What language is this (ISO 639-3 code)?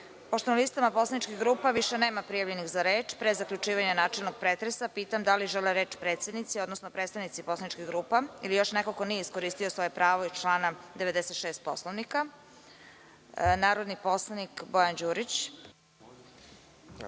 srp